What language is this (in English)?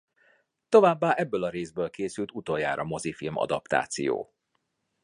Hungarian